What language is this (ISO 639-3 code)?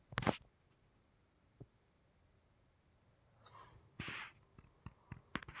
kan